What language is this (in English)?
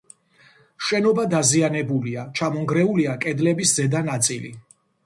Georgian